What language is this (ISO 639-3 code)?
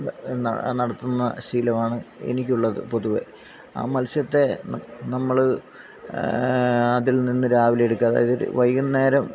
mal